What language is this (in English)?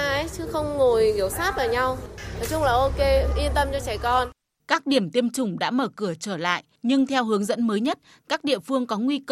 Vietnamese